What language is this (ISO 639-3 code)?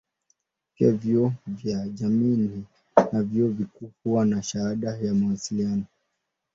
swa